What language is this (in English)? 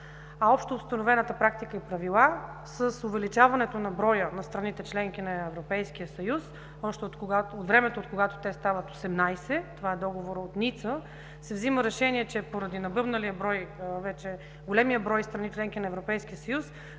Bulgarian